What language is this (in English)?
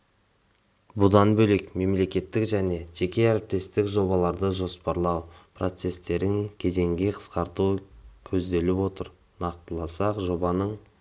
Kazakh